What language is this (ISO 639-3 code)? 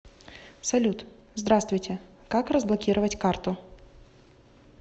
rus